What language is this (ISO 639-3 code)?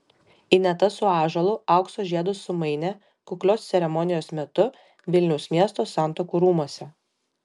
lit